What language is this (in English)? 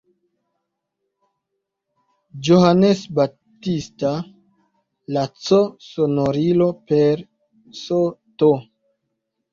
Esperanto